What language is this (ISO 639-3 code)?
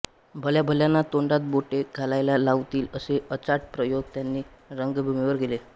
mar